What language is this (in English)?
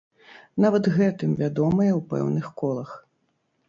Belarusian